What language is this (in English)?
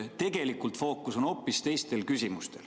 Estonian